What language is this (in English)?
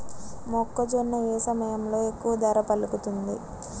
Telugu